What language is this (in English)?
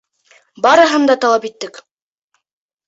Bashkir